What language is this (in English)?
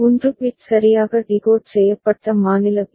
Tamil